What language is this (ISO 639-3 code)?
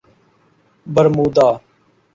urd